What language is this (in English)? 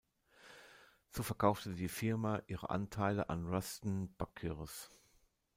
German